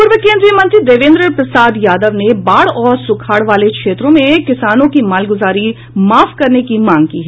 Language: Hindi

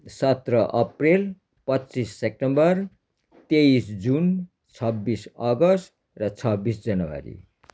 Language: Nepali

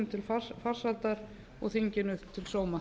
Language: Icelandic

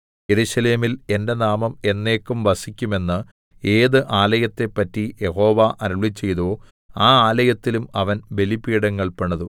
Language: Malayalam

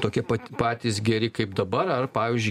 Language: Lithuanian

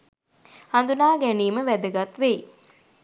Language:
Sinhala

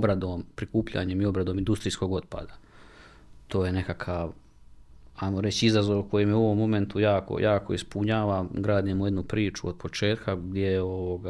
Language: Croatian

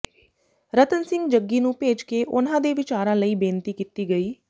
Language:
Punjabi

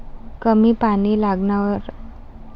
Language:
Marathi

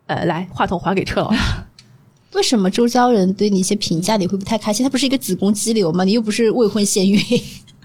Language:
Chinese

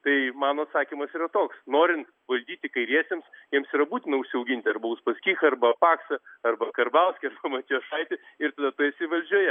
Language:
Lithuanian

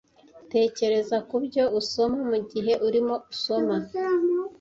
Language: Kinyarwanda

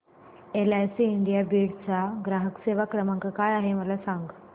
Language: Marathi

